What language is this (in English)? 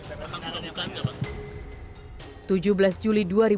Indonesian